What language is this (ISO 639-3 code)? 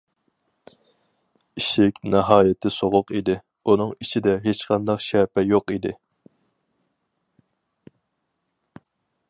uig